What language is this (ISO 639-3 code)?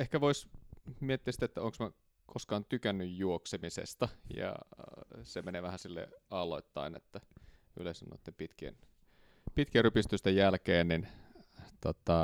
fin